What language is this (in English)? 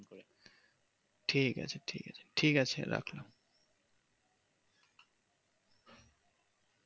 Bangla